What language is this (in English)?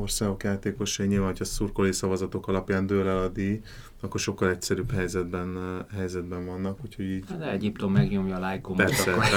Hungarian